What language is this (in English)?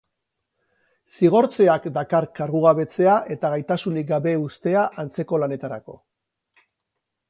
Basque